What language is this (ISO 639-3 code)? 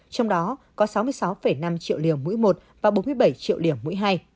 vie